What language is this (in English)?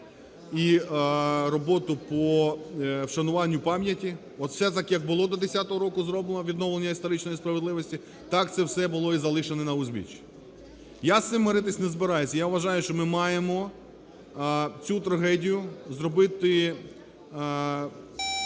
Ukrainian